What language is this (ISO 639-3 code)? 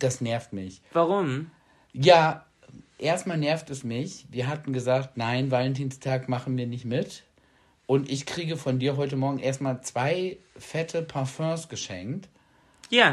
deu